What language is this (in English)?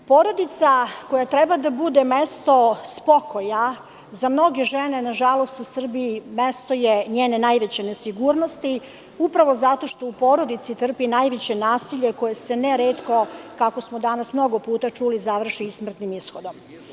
Serbian